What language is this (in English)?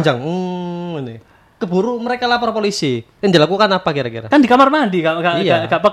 Indonesian